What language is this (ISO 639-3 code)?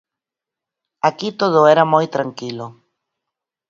glg